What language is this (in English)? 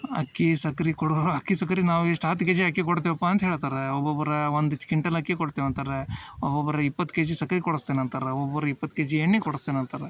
Kannada